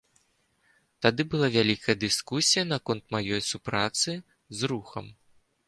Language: Belarusian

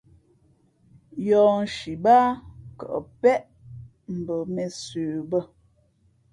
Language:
Fe'fe'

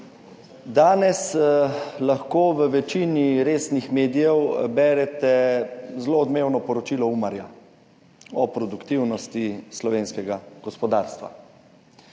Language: Slovenian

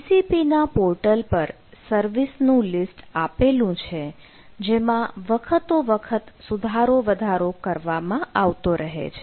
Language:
Gujarati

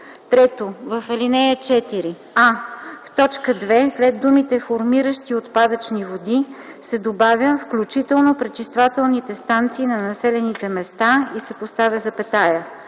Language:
Bulgarian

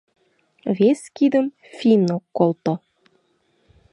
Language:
Mari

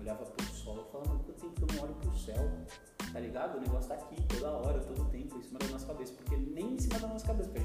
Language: Portuguese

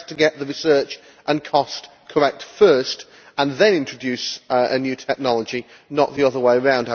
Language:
English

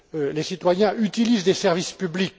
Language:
French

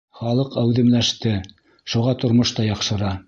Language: Bashkir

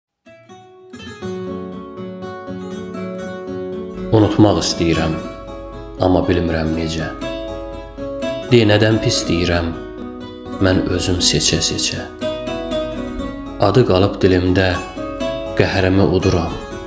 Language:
Turkish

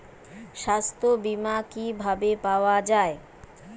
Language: Bangla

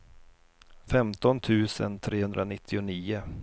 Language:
Swedish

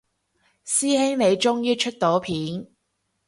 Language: Cantonese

